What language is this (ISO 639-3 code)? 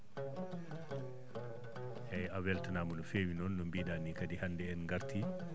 ful